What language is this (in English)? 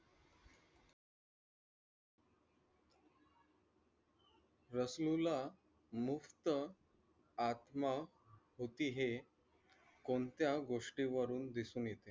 Marathi